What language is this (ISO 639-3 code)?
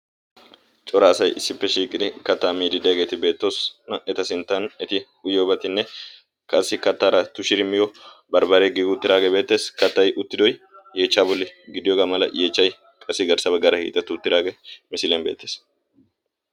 wal